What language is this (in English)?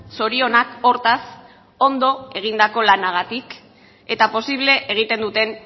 Basque